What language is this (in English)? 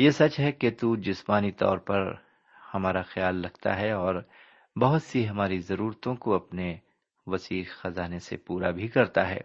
Urdu